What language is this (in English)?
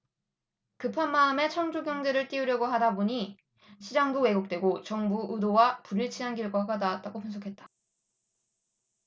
Korean